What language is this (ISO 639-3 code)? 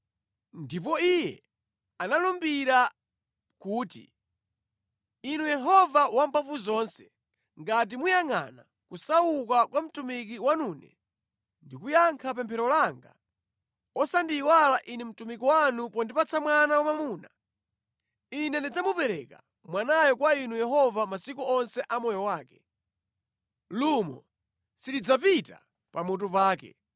nya